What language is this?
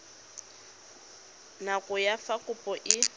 Tswana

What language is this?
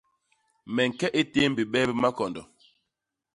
Basaa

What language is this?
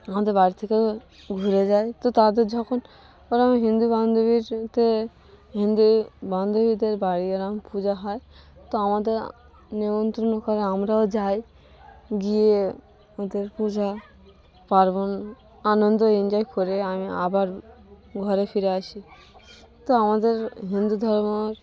Bangla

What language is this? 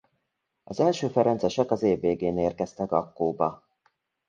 Hungarian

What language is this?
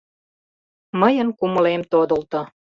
Mari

